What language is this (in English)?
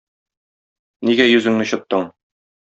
Tatar